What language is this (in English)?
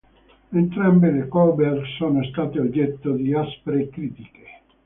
Italian